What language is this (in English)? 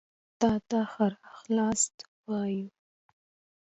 Pashto